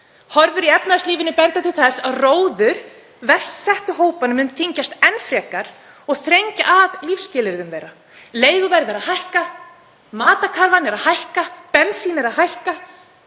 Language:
Icelandic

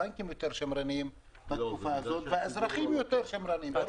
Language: Hebrew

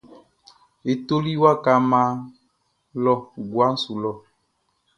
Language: Baoulé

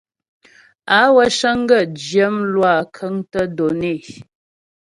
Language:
Ghomala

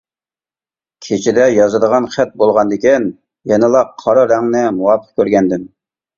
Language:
Uyghur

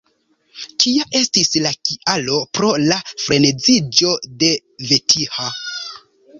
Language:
Esperanto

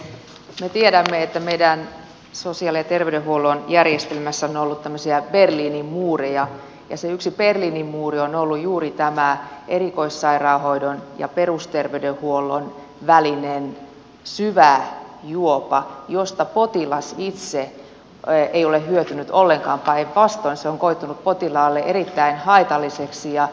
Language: Finnish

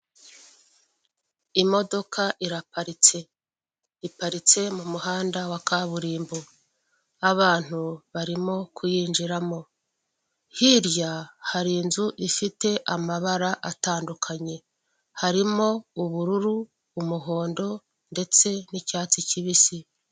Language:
Kinyarwanda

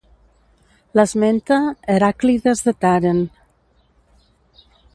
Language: Catalan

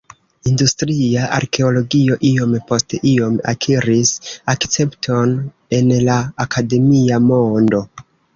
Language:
Esperanto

